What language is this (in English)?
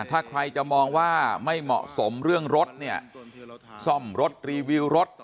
Thai